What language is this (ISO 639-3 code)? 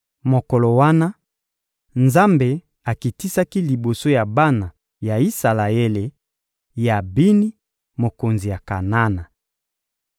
lin